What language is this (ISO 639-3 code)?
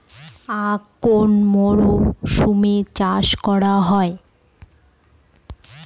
ben